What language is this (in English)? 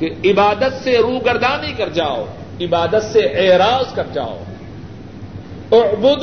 Urdu